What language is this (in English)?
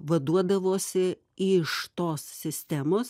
Lithuanian